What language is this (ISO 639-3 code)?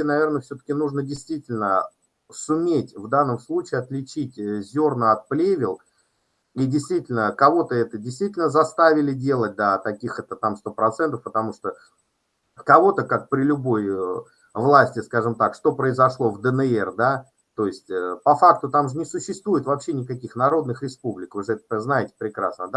rus